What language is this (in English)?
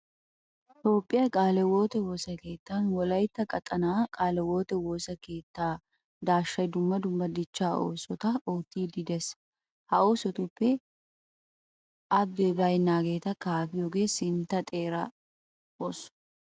Wolaytta